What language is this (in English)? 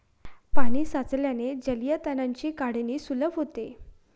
Marathi